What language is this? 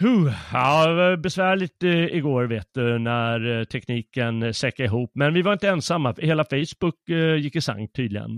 Swedish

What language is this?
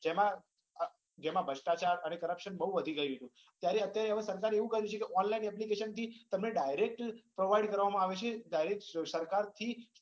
Gujarati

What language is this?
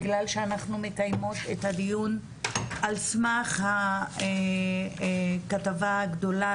Hebrew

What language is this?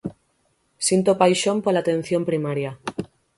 Galician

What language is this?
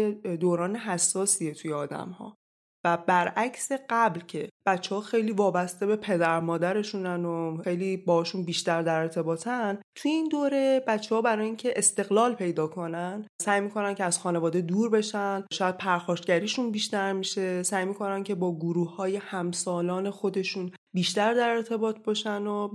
Persian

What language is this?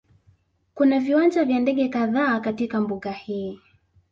Swahili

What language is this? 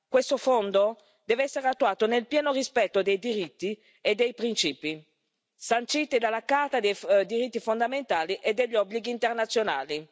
Italian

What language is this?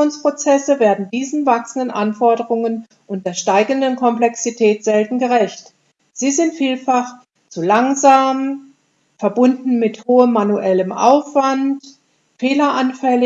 German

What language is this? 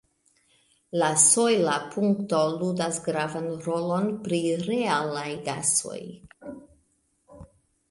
Esperanto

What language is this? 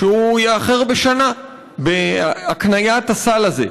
Hebrew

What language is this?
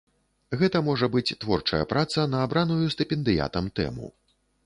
Belarusian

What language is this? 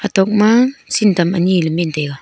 Wancho Naga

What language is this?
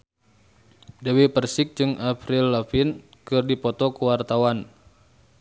Sundanese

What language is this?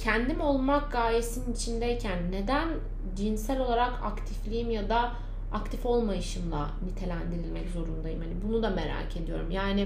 Turkish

